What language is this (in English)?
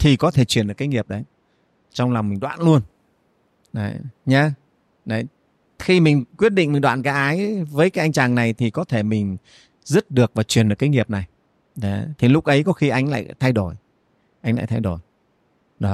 Vietnamese